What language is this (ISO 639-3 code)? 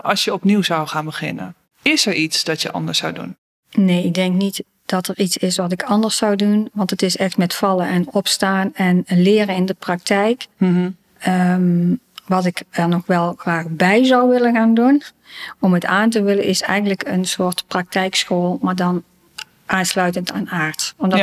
nld